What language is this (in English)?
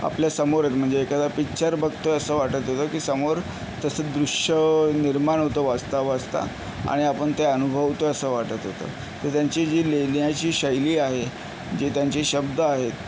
Marathi